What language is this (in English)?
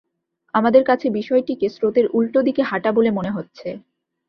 Bangla